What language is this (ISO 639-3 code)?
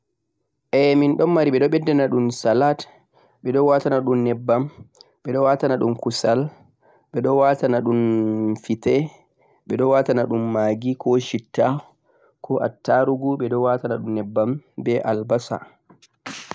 fuq